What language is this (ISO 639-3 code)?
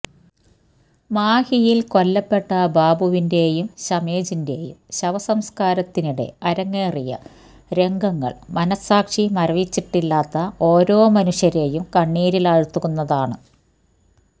mal